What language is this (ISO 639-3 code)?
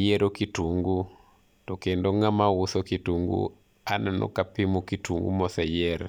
luo